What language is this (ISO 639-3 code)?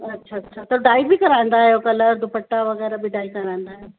snd